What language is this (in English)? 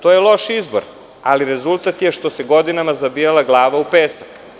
Serbian